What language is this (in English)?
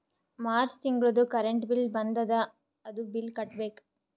Kannada